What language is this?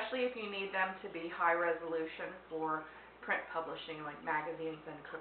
English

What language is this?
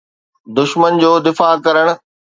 Sindhi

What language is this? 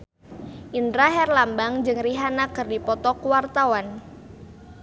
Sundanese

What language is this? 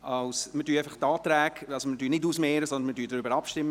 Swiss German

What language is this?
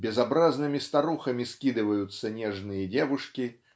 Russian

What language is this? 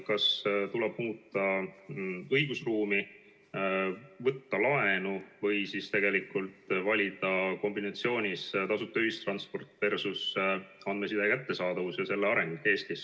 Estonian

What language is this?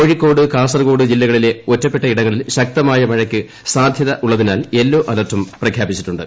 Malayalam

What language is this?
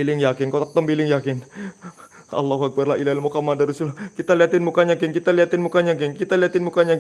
Indonesian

